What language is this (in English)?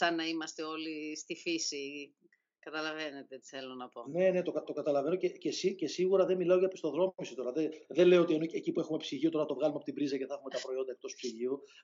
Greek